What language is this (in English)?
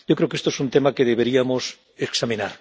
Spanish